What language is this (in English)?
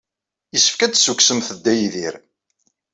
Kabyle